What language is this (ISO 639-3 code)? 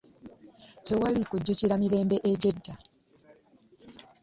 lug